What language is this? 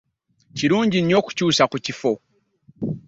Ganda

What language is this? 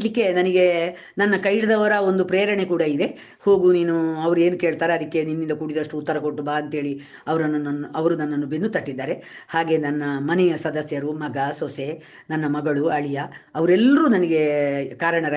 Kannada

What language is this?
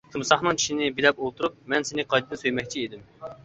Uyghur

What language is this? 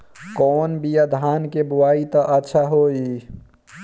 Bhojpuri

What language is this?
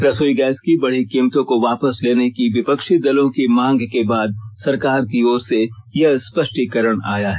Hindi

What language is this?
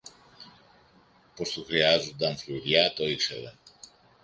Greek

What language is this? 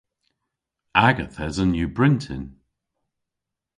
Cornish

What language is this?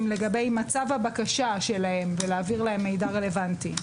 Hebrew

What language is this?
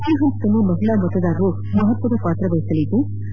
Kannada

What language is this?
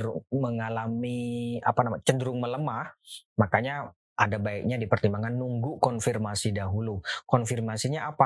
Indonesian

